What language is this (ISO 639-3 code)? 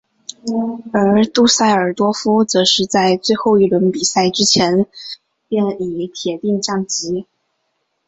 zho